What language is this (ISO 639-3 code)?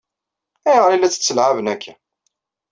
kab